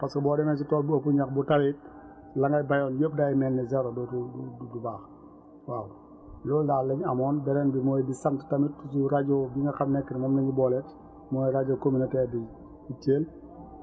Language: Wolof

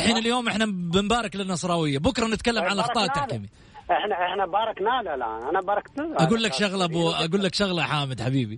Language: Arabic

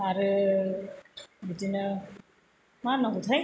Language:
Bodo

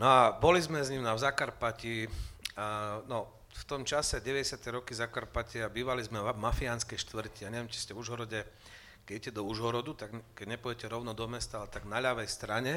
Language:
Slovak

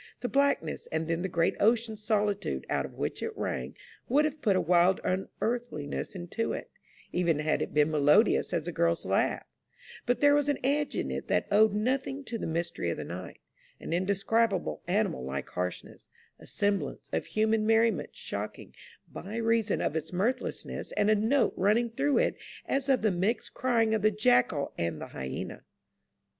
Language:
English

